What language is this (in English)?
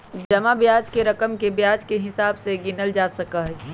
Magahi